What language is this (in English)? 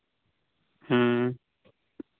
Santali